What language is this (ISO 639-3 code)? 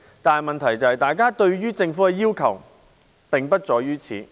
yue